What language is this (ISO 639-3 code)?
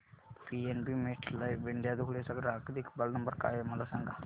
mar